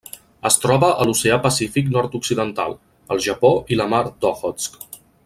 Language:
Catalan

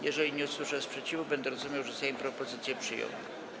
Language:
Polish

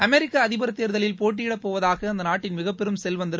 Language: Tamil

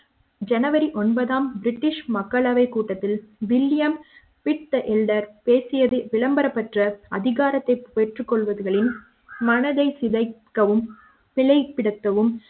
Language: Tamil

